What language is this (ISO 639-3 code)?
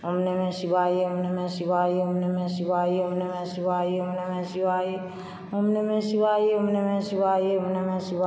mai